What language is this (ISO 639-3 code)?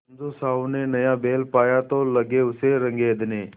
hin